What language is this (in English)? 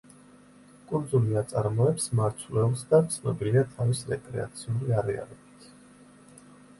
Georgian